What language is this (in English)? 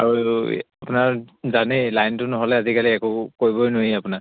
Assamese